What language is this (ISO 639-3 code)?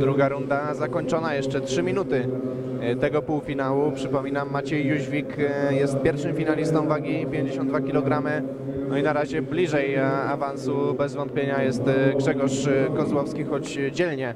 pol